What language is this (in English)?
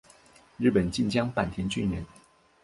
Chinese